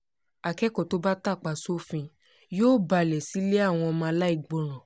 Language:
Yoruba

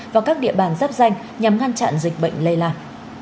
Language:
Vietnamese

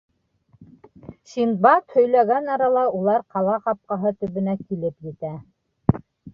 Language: Bashkir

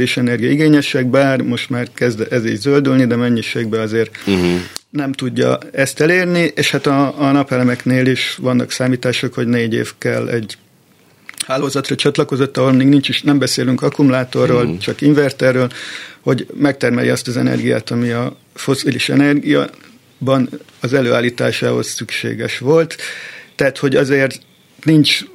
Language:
Hungarian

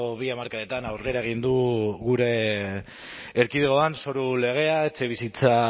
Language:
Basque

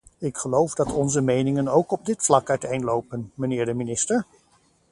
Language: Dutch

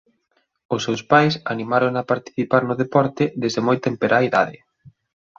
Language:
Galician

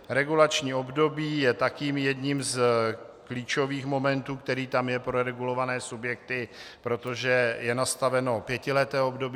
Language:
Czech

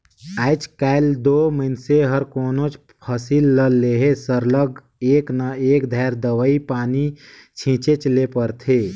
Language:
Chhattisgarhi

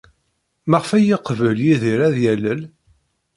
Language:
Kabyle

